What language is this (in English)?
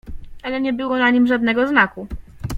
Polish